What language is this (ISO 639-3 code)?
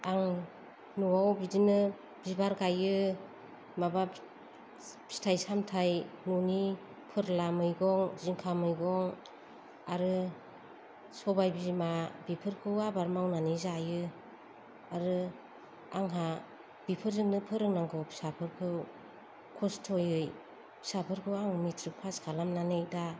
brx